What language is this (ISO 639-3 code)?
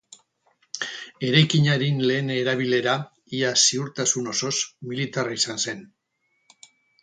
eus